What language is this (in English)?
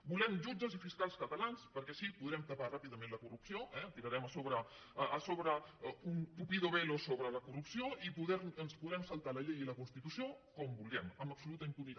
Catalan